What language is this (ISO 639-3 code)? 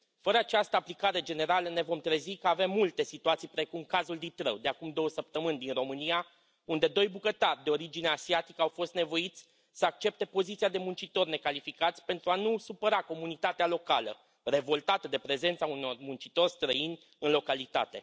ron